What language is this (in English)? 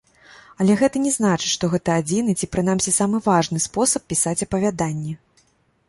Belarusian